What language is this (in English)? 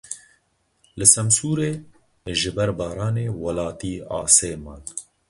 Kurdish